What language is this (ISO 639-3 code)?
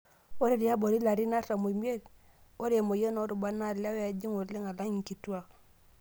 mas